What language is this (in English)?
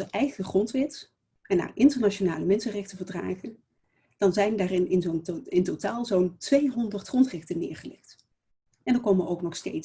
Dutch